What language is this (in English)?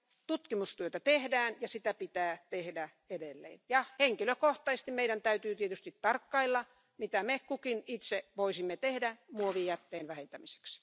Finnish